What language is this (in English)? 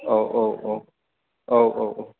Bodo